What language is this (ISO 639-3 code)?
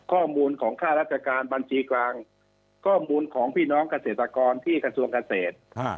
tha